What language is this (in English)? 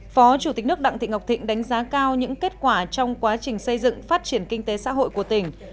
Vietnamese